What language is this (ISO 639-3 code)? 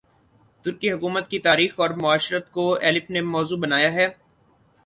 urd